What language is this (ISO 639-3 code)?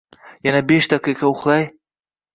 uzb